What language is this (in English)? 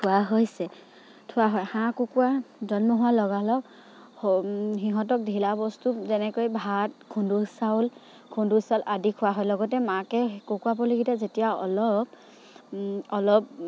Assamese